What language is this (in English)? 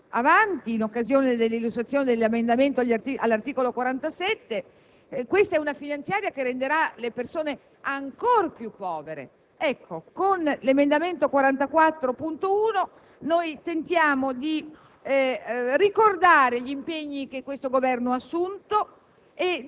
Italian